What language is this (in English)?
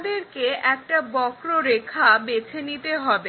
Bangla